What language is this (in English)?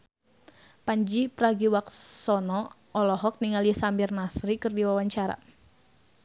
Sundanese